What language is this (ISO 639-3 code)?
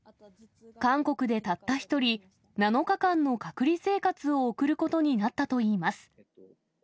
jpn